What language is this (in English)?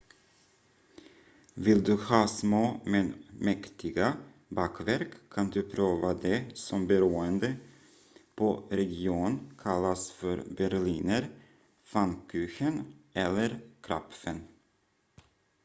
Swedish